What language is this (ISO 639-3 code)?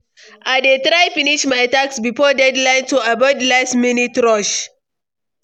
pcm